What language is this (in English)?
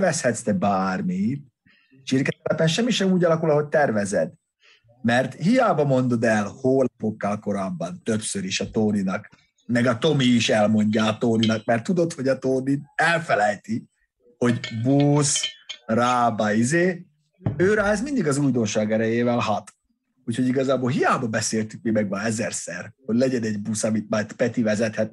Hungarian